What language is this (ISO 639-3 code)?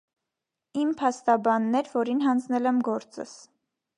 hye